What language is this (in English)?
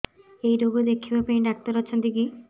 Odia